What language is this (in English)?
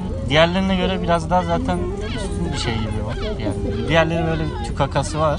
Turkish